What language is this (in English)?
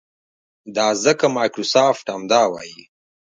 Pashto